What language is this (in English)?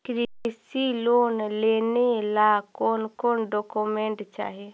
Magahi